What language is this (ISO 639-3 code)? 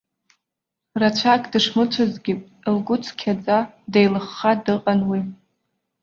abk